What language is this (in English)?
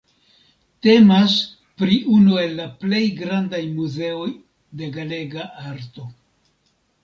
Esperanto